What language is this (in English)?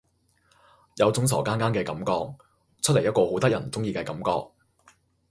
Cantonese